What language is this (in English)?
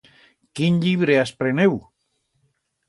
Aragonese